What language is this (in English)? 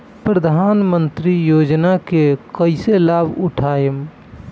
Bhojpuri